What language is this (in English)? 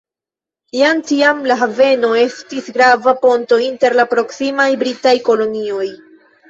Esperanto